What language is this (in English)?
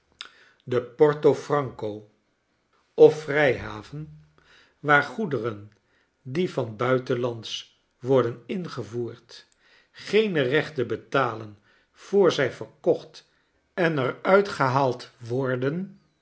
Dutch